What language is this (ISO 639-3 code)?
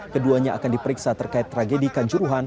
ind